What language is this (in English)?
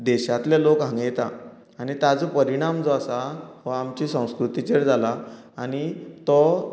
Konkani